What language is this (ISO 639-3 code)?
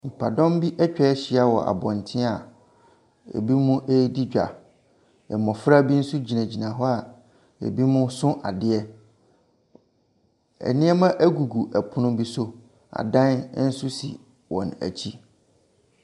aka